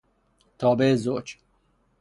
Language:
Persian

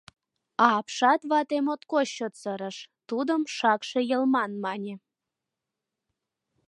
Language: Mari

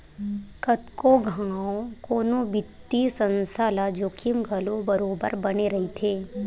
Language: Chhattisgarhi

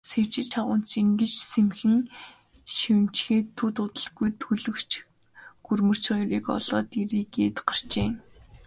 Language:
Mongolian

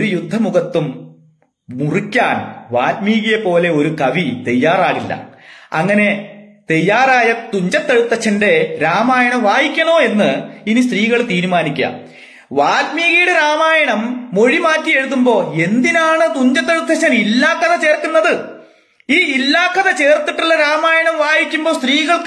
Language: Malayalam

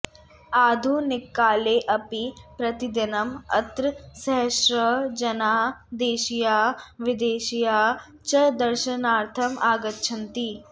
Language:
Sanskrit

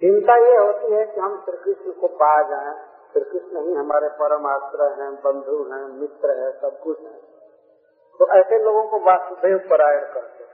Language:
Hindi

